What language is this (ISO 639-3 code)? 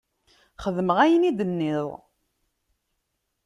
kab